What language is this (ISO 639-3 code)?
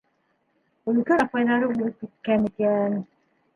bak